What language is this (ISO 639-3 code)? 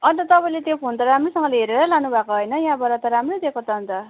nep